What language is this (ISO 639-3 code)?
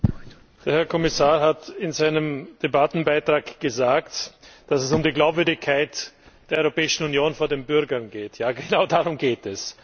deu